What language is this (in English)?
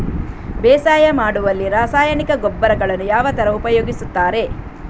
Kannada